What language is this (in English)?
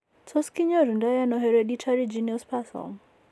Kalenjin